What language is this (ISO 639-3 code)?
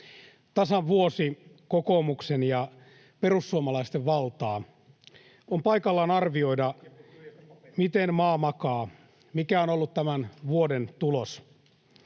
fin